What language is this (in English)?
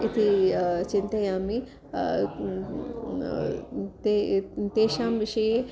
Sanskrit